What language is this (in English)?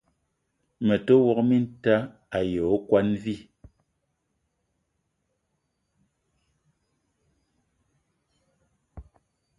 Eton (Cameroon)